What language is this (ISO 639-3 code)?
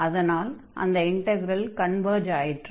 tam